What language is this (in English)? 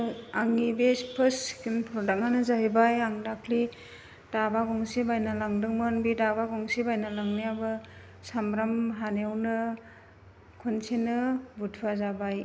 Bodo